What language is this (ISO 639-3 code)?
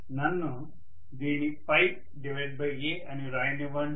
tel